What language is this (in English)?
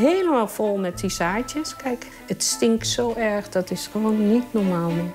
Dutch